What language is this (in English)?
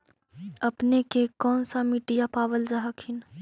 Magahi